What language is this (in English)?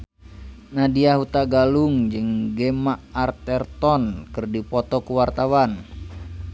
Sundanese